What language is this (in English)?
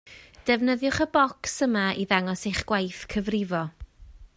Welsh